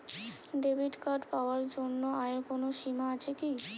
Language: Bangla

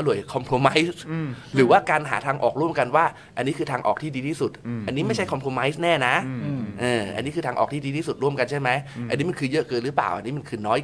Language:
Thai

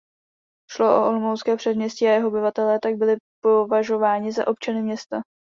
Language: Czech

